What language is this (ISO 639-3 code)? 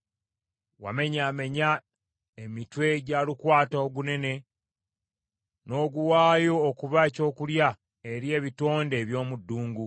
lug